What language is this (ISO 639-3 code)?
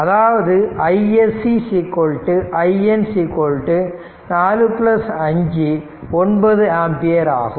tam